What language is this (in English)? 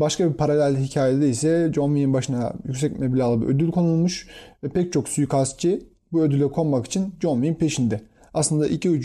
Turkish